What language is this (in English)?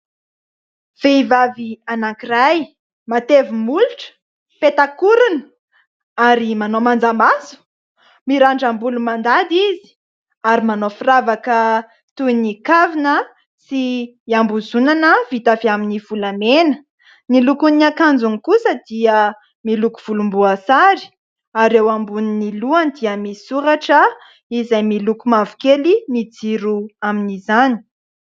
Malagasy